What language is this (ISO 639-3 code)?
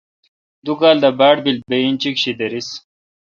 xka